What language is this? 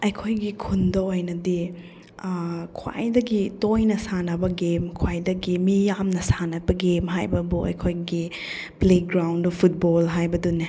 Manipuri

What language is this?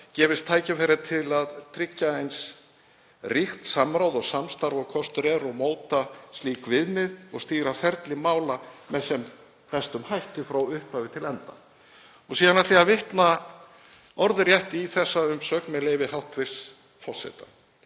Icelandic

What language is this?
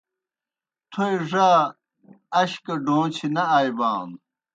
Kohistani Shina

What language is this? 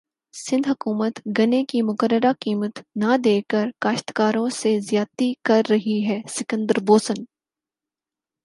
Urdu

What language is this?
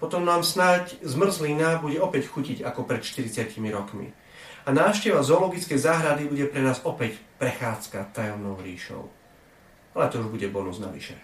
Slovak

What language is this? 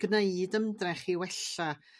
Welsh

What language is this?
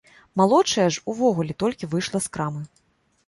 Belarusian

